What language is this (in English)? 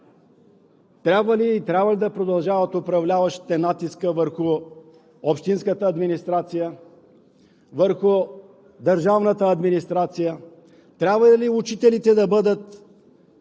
Bulgarian